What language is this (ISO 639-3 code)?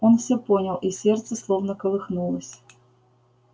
rus